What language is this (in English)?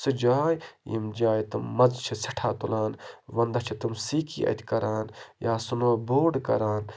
Kashmiri